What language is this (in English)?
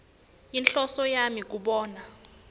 Swati